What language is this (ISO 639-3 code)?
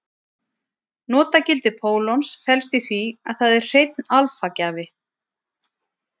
isl